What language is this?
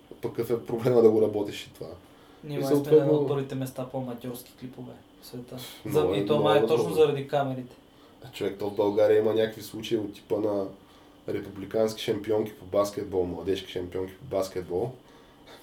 Bulgarian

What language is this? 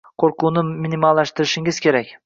Uzbek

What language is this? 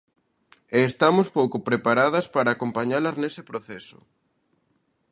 Galician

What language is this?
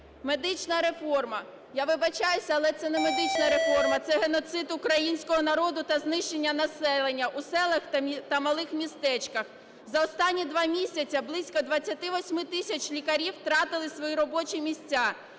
Ukrainian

